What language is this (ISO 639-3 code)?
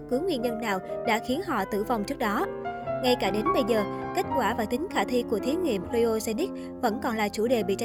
vie